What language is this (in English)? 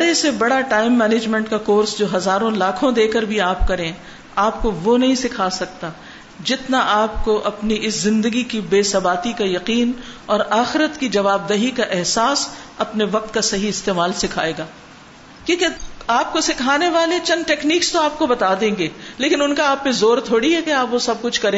Urdu